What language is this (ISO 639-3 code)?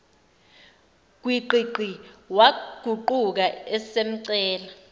zul